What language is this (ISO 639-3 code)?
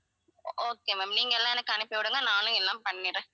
tam